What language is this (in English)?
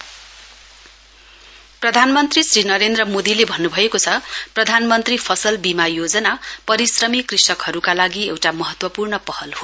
Nepali